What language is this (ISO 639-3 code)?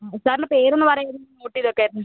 mal